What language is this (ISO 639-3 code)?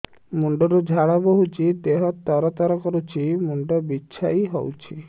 ori